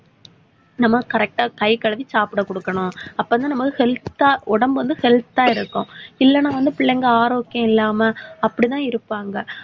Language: Tamil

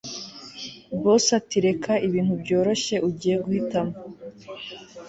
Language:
Kinyarwanda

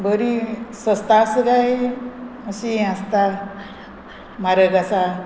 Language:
Konkani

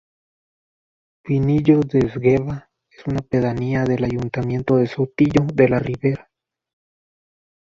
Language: Spanish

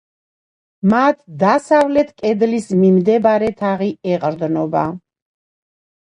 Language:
Georgian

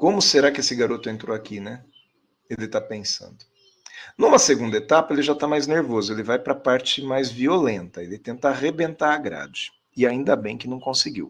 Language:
Portuguese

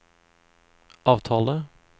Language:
Norwegian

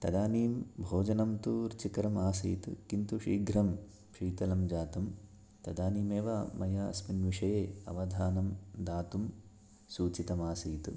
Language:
Sanskrit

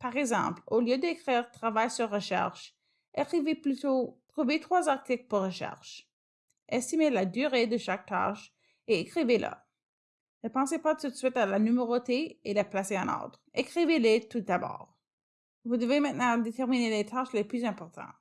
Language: French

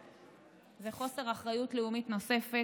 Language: Hebrew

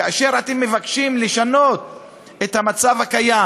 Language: Hebrew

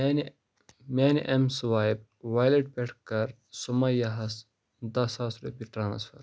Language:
Kashmiri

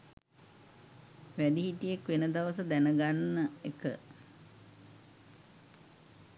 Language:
Sinhala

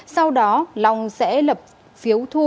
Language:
Vietnamese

